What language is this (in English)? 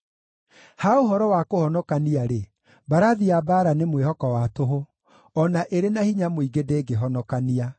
Kikuyu